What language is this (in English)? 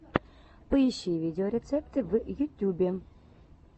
Russian